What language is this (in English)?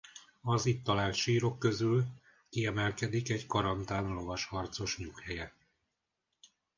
Hungarian